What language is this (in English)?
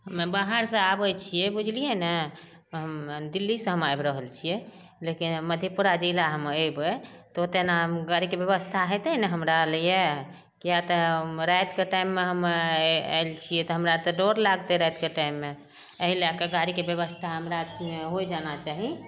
Maithili